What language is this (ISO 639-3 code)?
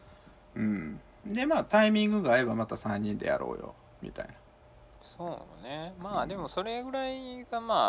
jpn